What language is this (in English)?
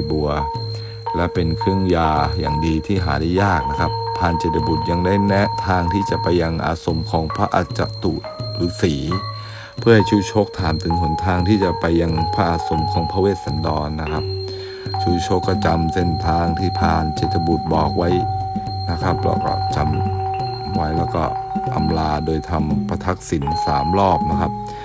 Thai